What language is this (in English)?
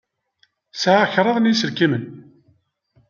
Kabyle